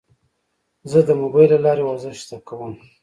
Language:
Pashto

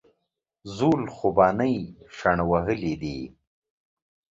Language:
Pashto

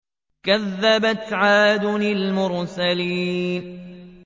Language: Arabic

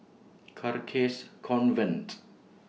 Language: English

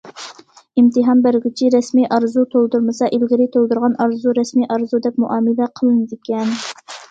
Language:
Uyghur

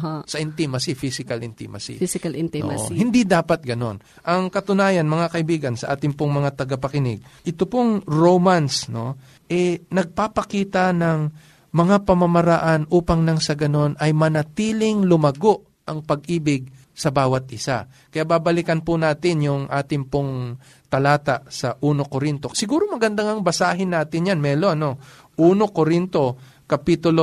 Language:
Filipino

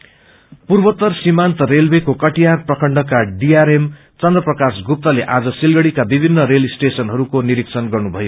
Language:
Nepali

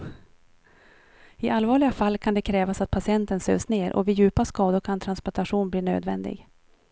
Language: Swedish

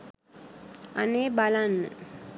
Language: Sinhala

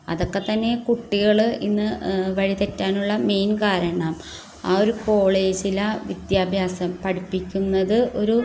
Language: Malayalam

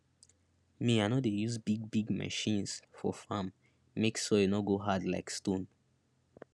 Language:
Nigerian Pidgin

